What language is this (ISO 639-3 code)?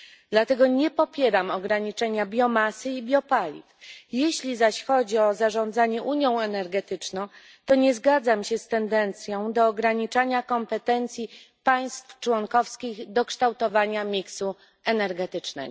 pol